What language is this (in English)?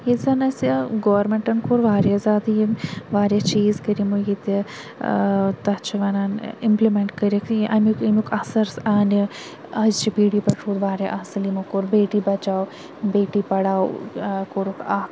Kashmiri